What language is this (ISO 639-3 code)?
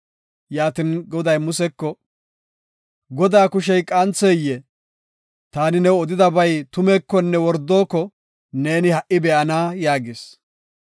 gof